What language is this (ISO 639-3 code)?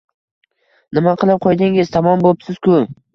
uzb